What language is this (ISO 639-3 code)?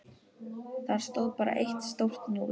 isl